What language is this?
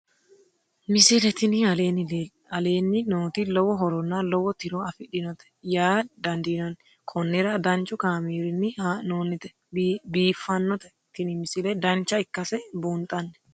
Sidamo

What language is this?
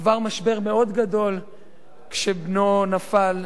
Hebrew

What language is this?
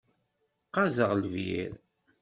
Kabyle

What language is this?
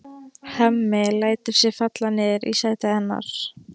Icelandic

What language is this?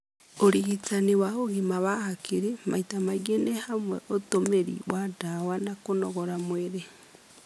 Kikuyu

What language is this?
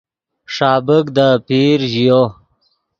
Yidgha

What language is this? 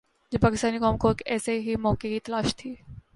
Urdu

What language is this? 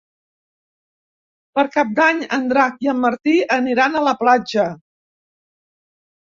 Catalan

